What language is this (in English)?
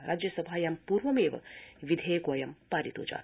Sanskrit